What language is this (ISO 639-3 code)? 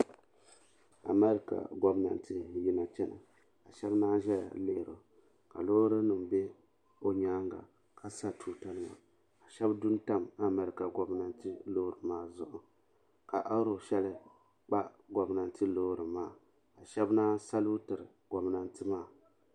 dag